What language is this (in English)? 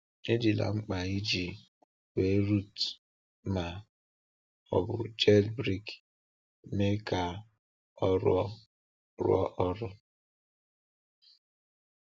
Igbo